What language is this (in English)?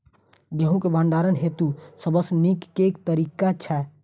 Maithili